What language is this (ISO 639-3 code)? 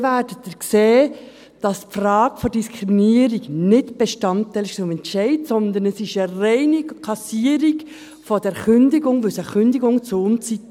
gsw